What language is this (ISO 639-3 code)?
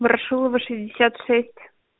rus